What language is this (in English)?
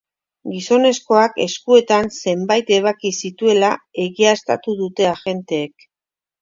Basque